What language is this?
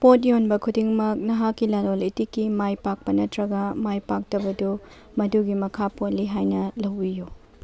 Manipuri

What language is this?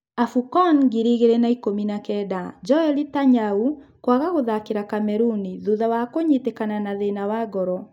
Kikuyu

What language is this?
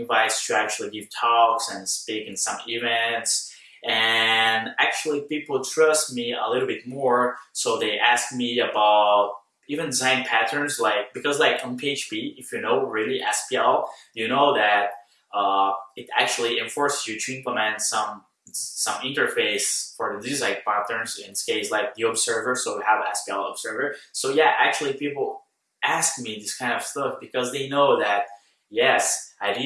English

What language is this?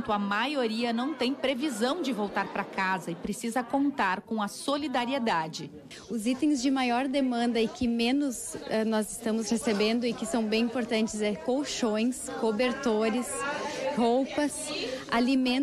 Portuguese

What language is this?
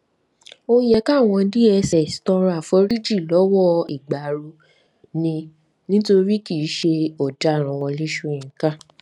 Yoruba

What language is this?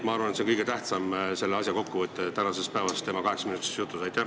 Estonian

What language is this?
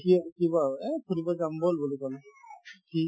Assamese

